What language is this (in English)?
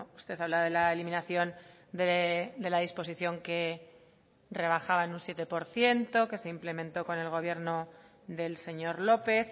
Spanish